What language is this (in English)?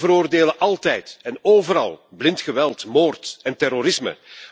Dutch